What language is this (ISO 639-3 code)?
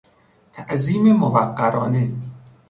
fas